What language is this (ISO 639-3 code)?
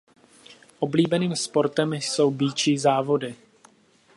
ces